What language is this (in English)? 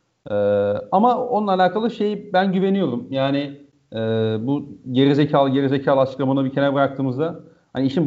Turkish